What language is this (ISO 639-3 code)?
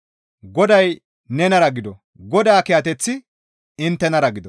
gmv